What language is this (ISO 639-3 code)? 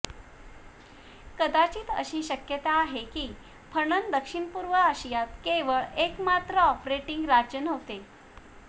mar